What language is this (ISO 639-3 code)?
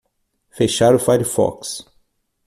por